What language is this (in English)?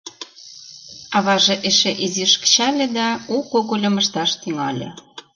Mari